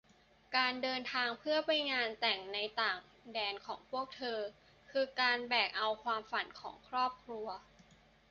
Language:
Thai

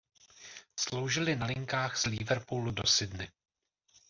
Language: Czech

